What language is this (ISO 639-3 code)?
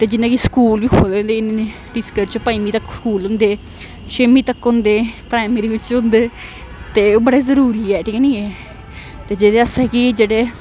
doi